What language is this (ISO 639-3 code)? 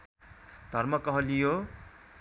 nep